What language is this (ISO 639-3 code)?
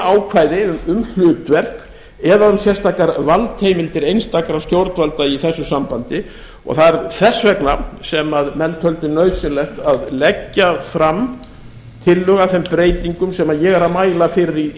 isl